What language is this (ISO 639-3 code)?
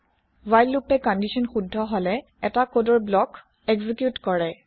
asm